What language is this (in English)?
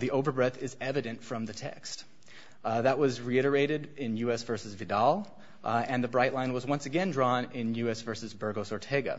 English